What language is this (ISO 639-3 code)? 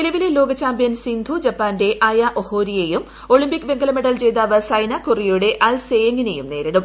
mal